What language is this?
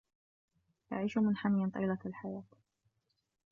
Arabic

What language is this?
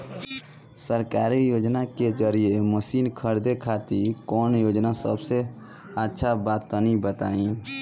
Bhojpuri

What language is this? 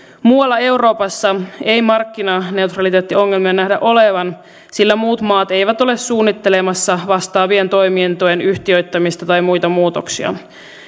Finnish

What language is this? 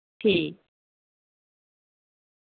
Dogri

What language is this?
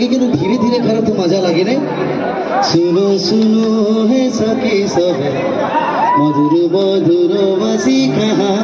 Arabic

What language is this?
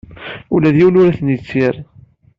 Kabyle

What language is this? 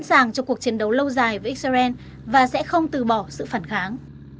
Vietnamese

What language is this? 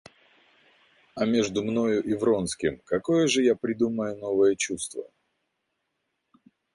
Russian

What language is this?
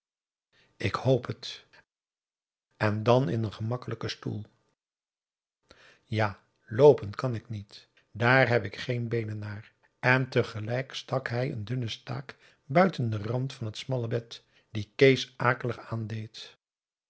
Dutch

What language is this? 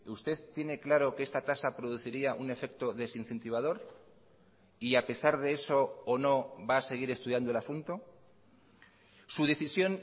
Spanish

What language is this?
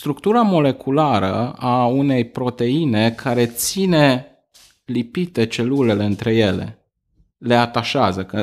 Romanian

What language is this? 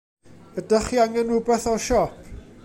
Welsh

